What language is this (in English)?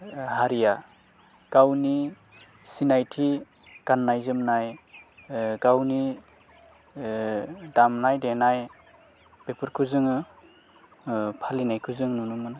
Bodo